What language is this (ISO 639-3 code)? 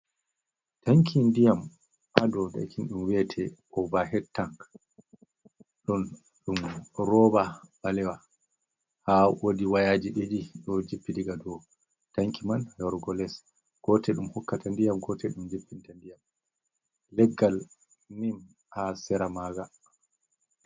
ful